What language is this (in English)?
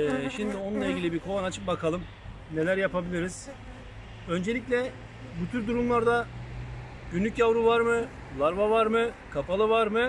Turkish